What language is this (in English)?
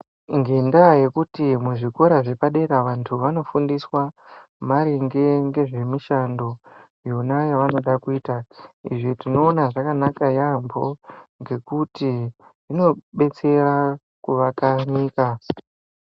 Ndau